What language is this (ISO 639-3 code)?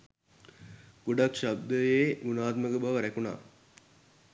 sin